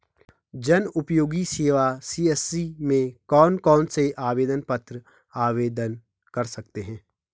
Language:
Hindi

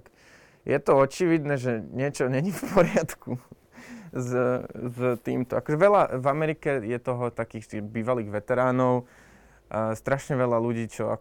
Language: Slovak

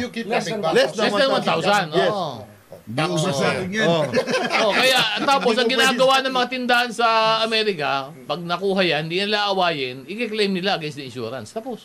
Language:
Filipino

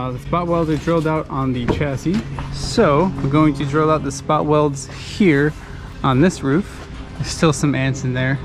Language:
English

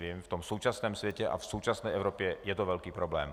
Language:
Czech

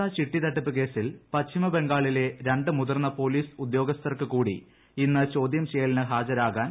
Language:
Malayalam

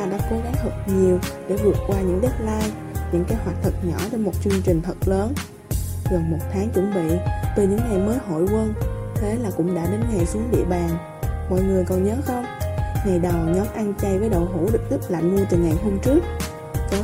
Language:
Vietnamese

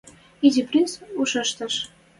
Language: Western Mari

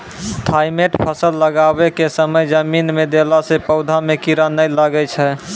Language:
Maithili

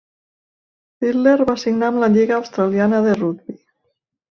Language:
Catalan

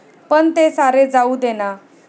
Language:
Marathi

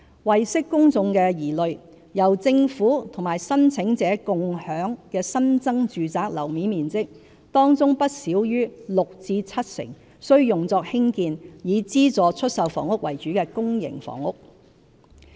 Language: Cantonese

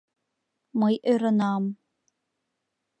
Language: Mari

